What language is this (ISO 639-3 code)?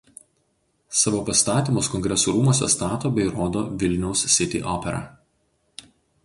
lit